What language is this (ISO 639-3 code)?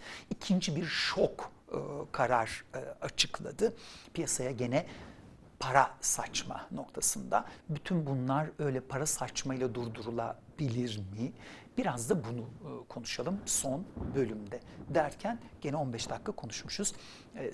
tur